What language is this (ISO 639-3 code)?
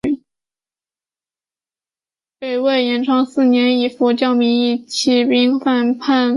zho